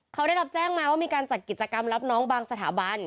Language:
Thai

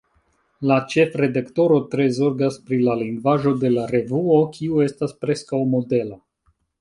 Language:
Esperanto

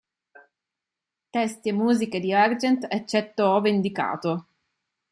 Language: Italian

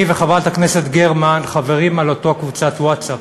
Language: Hebrew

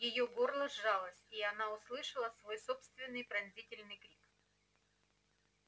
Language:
Russian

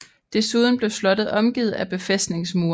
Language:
Danish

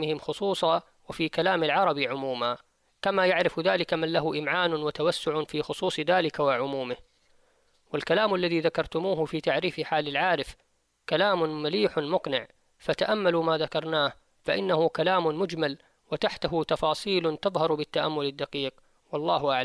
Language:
Arabic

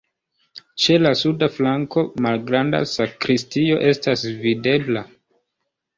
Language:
Esperanto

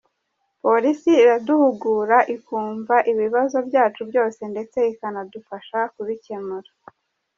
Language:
Kinyarwanda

